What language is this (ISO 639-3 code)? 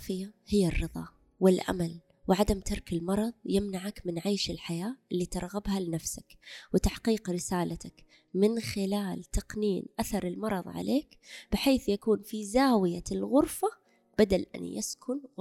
ara